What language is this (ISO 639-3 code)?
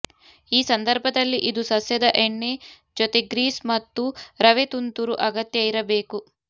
kan